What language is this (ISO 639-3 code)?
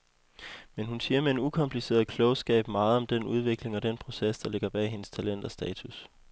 dan